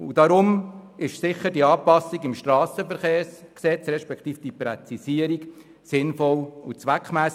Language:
Swiss German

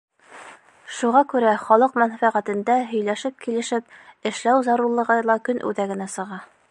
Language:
Bashkir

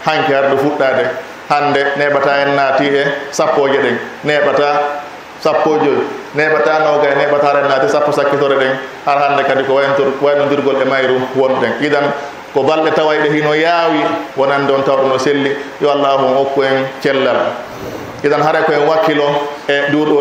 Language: Indonesian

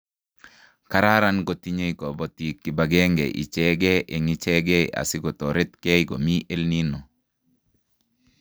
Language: Kalenjin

